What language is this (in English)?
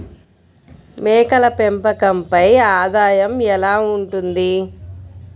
Telugu